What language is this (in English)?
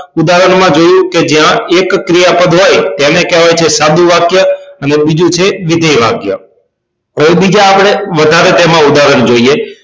Gujarati